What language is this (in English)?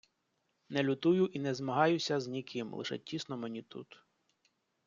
Ukrainian